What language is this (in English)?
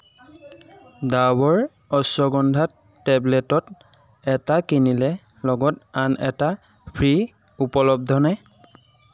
Assamese